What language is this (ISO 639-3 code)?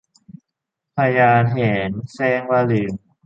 tha